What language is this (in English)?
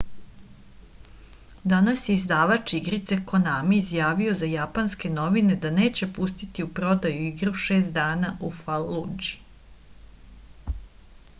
Serbian